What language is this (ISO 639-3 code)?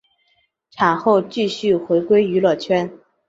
zho